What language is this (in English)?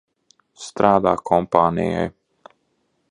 Latvian